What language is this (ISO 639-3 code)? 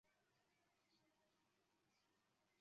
zho